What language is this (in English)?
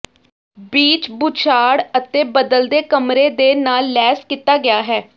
Punjabi